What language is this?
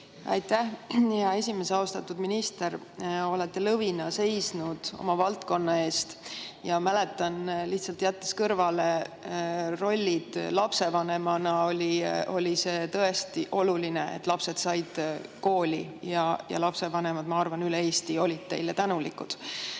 Estonian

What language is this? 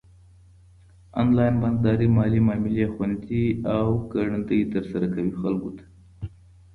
Pashto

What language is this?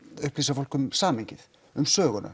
Icelandic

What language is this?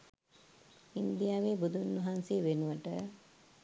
Sinhala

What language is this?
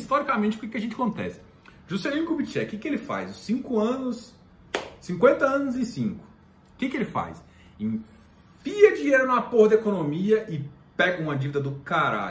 Portuguese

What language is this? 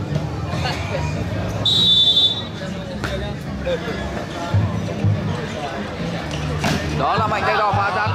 Vietnamese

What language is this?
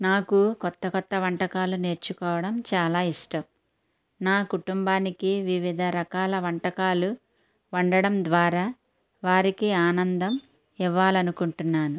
Telugu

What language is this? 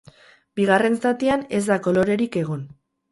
Basque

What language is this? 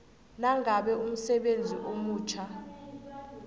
South Ndebele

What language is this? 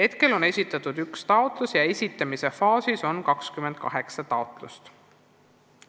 Estonian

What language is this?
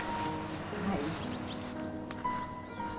Japanese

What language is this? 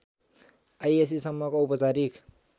Nepali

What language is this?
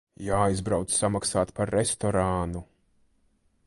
Latvian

